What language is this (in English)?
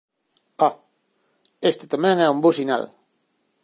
Galician